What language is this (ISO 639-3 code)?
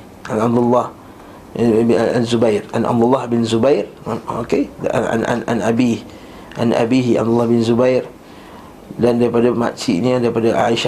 msa